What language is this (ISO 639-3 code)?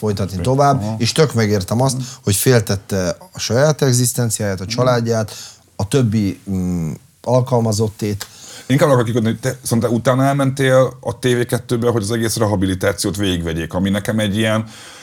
hun